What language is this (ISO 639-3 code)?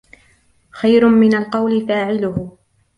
ara